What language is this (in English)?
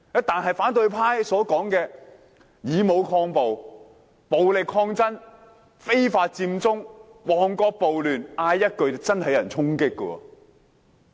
Cantonese